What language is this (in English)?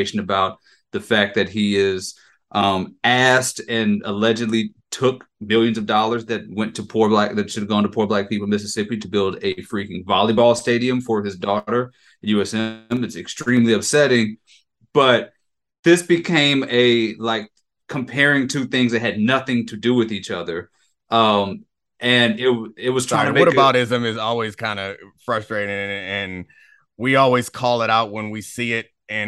English